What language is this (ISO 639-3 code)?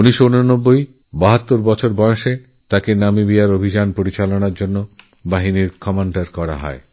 ben